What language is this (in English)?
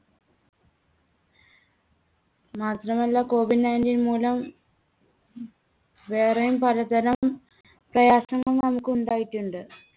Malayalam